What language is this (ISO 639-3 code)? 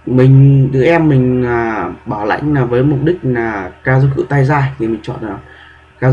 vie